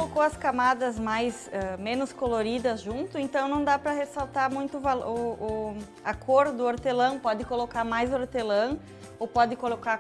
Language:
Portuguese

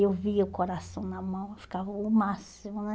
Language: Portuguese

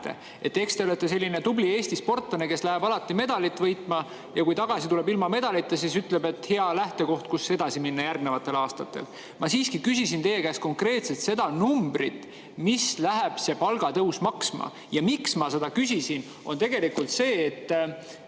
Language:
Estonian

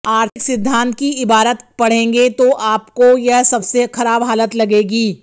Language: Hindi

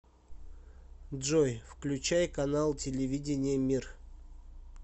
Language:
Russian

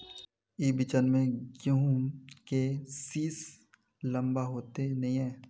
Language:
Magahi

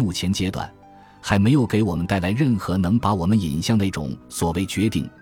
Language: Chinese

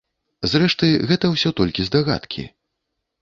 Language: Belarusian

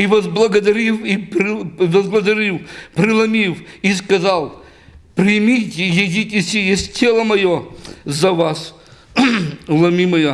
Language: Russian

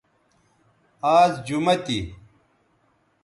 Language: Bateri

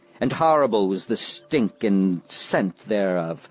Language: English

